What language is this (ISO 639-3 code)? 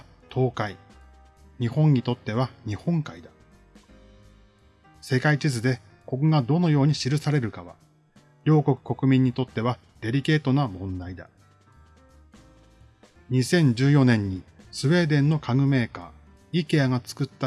jpn